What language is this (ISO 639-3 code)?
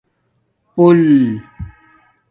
dmk